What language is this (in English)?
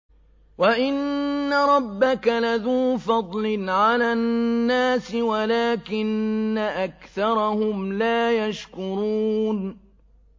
Arabic